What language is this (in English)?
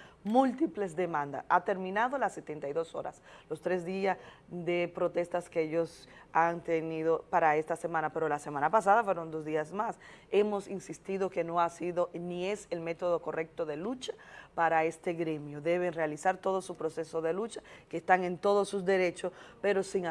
Spanish